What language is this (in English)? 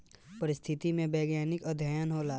Bhojpuri